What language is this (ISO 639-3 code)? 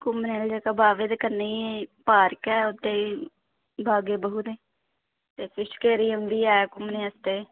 doi